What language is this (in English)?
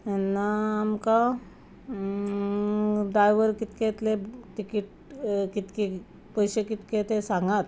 Konkani